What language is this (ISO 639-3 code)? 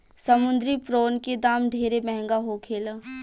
bho